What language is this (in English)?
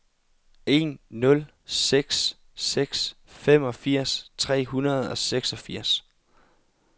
Danish